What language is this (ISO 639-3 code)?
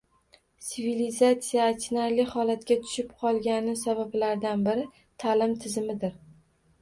uzb